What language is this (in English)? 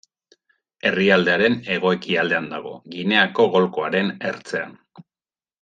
Basque